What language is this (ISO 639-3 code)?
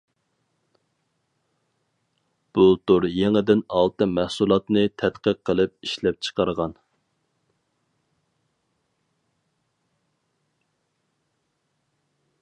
uig